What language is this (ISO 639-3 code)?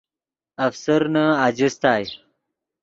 ydg